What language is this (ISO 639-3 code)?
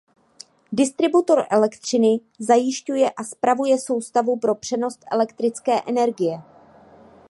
ces